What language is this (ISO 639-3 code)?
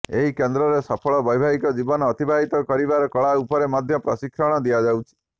ori